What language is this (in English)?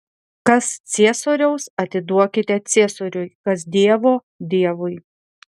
Lithuanian